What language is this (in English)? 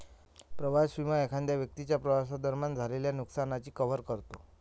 Marathi